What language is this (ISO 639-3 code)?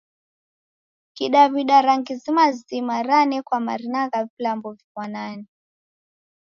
dav